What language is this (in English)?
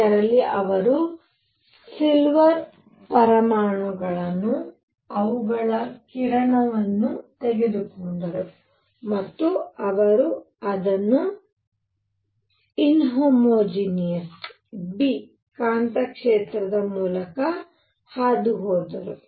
Kannada